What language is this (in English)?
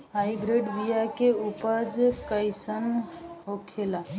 Bhojpuri